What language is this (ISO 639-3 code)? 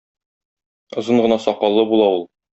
tat